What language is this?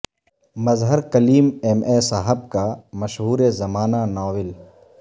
Urdu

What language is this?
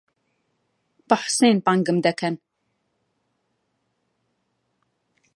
Central Kurdish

